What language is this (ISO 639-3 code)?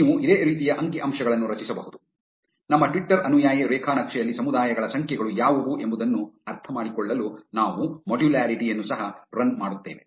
kan